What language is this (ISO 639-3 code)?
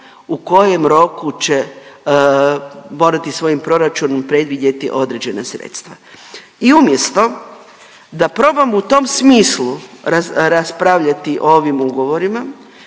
hrv